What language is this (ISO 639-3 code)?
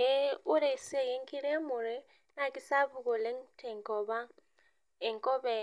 mas